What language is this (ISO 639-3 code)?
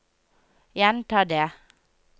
nor